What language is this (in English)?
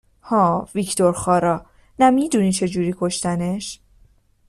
Persian